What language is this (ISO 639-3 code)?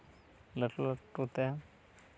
sat